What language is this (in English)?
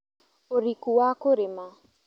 Kikuyu